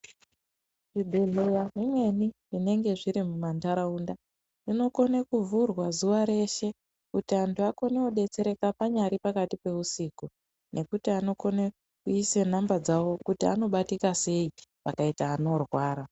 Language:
Ndau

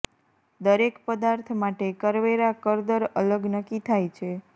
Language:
Gujarati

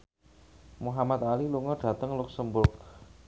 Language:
Javanese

